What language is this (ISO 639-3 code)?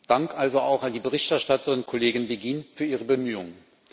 deu